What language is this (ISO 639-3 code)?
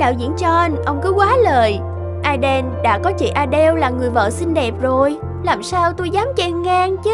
vie